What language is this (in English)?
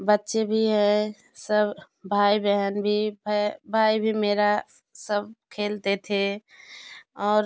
Hindi